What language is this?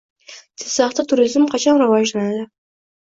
Uzbek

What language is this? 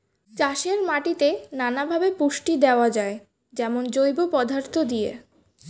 Bangla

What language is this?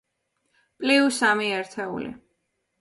Georgian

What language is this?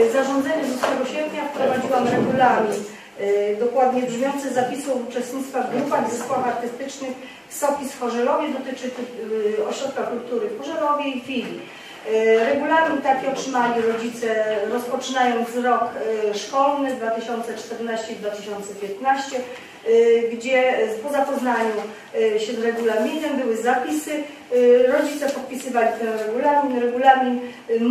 Polish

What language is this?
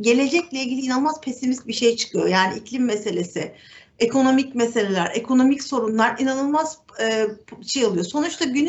Turkish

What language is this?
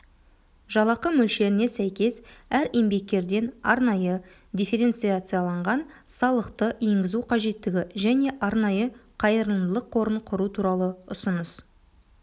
Kazakh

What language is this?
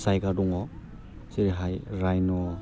Bodo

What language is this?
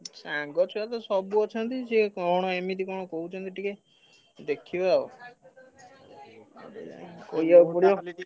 Odia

